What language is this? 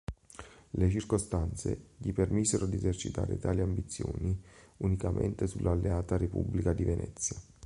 Italian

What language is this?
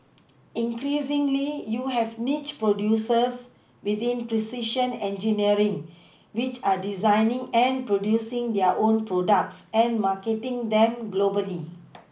English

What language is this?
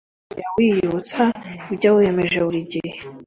Kinyarwanda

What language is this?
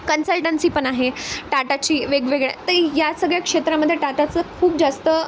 Marathi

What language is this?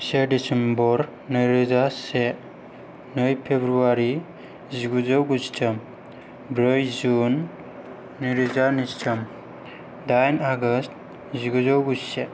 Bodo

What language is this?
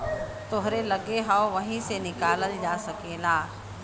Bhojpuri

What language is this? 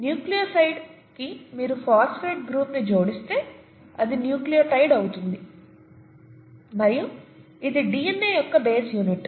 Telugu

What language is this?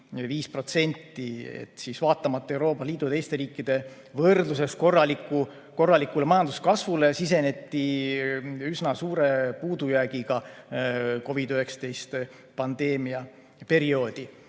Estonian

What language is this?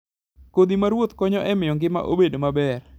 Luo (Kenya and Tanzania)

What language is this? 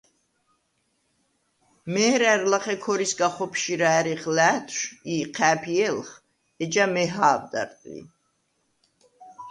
Svan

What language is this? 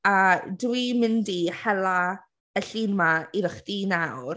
Welsh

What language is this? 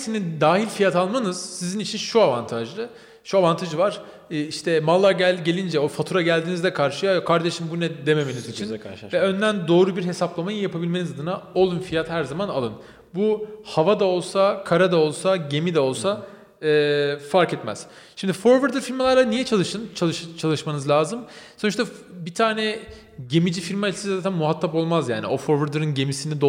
Turkish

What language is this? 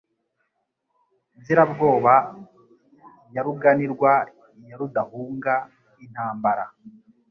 Kinyarwanda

